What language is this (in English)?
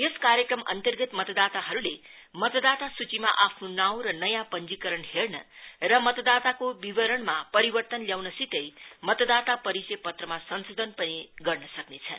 Nepali